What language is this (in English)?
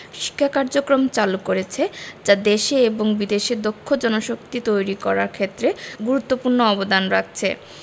Bangla